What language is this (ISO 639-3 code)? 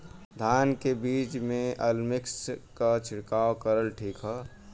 bho